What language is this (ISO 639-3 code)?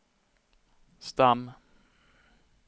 swe